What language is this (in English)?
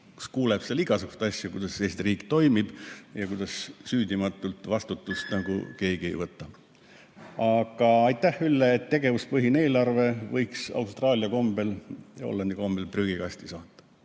Estonian